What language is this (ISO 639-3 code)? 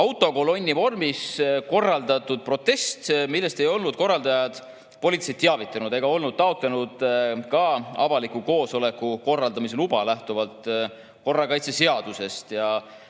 est